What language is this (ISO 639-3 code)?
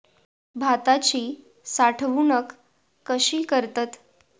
mar